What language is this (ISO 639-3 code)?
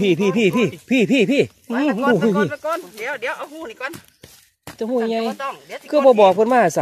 tha